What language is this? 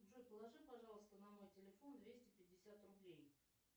Russian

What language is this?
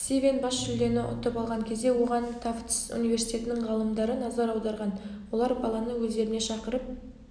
Kazakh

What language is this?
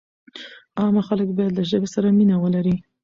Pashto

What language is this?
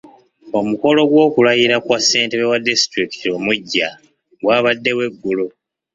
Ganda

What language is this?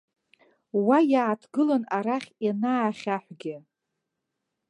Abkhazian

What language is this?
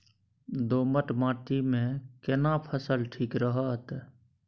Maithili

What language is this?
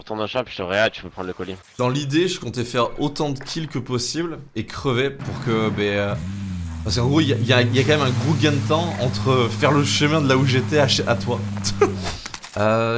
French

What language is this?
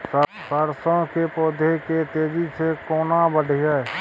Maithili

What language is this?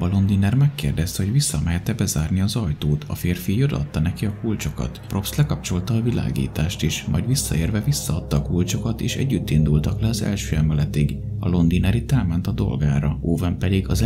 Hungarian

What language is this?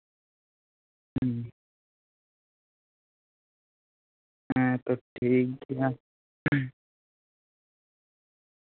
Santali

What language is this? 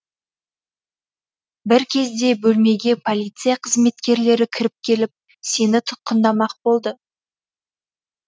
Kazakh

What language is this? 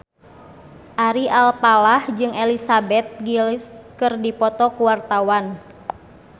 Sundanese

